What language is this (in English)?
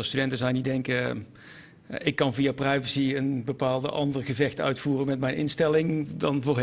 Dutch